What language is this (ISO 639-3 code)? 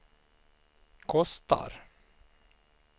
swe